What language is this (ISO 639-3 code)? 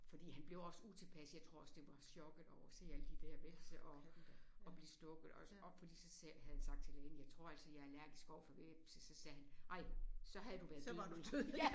dan